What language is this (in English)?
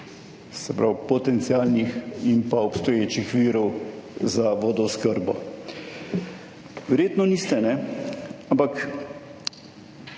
Slovenian